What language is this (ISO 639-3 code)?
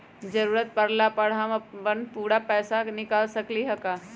mag